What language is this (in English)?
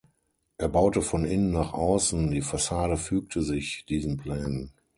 German